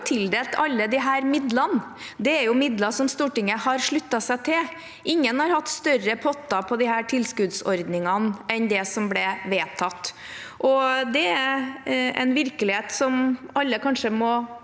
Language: Norwegian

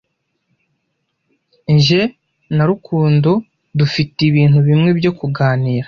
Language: Kinyarwanda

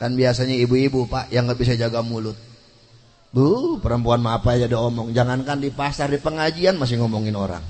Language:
Indonesian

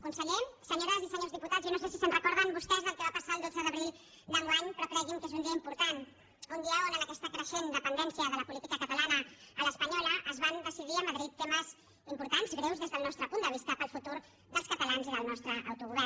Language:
Catalan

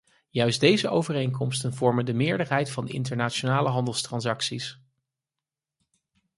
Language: Dutch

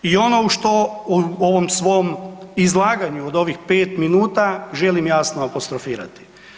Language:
Croatian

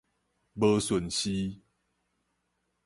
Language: Min Nan Chinese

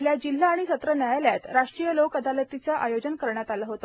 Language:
Marathi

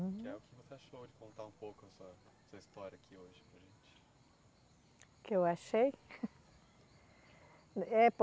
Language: Portuguese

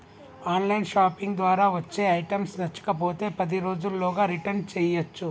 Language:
Telugu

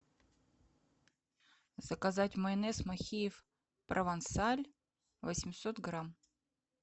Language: Russian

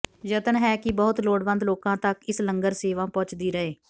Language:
Punjabi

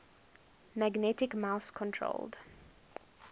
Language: English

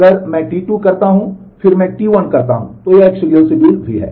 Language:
Hindi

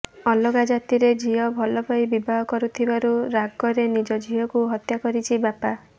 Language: Odia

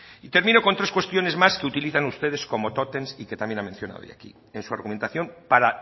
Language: Spanish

